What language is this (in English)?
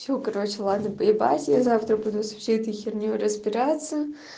Russian